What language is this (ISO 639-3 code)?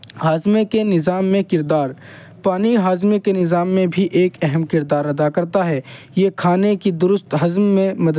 urd